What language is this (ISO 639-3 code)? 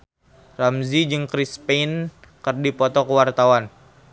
sun